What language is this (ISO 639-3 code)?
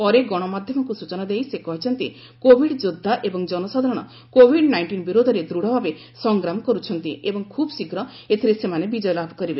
ori